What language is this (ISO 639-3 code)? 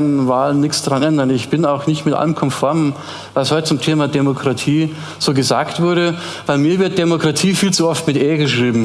deu